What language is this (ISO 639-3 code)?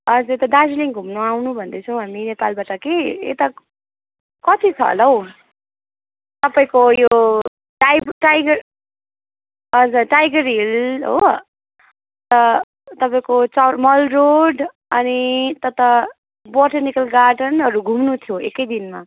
nep